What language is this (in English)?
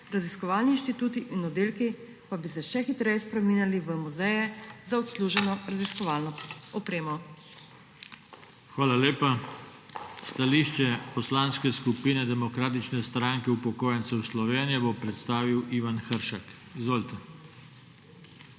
Slovenian